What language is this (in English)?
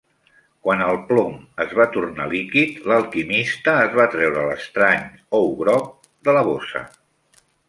Catalan